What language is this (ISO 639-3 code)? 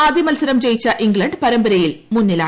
mal